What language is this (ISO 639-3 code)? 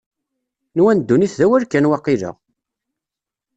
kab